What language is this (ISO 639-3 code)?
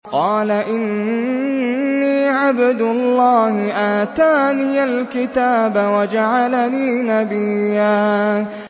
ara